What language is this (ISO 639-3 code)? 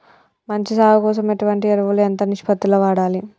tel